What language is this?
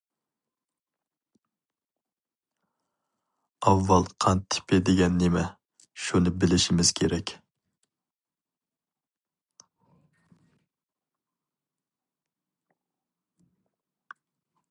Uyghur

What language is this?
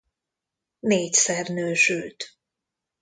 Hungarian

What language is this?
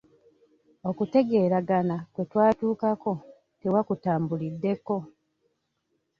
Ganda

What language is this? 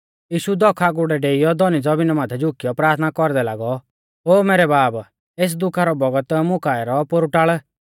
Mahasu Pahari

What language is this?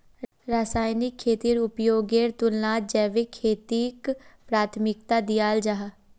Magahi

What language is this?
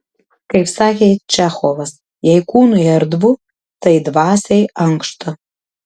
Lithuanian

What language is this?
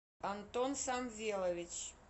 Russian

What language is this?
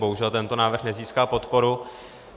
Czech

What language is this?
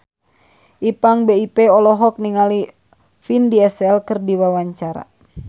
Sundanese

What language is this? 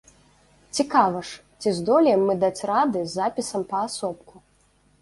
Belarusian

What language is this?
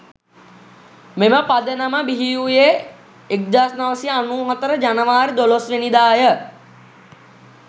Sinhala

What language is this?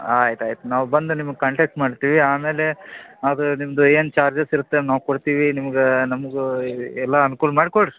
Kannada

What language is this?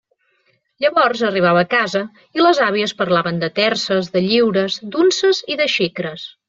Catalan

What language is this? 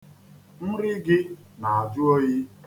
Igbo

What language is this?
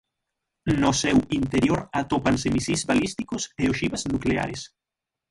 Galician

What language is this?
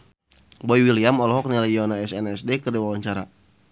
Sundanese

